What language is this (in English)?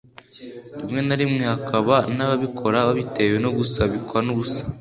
Kinyarwanda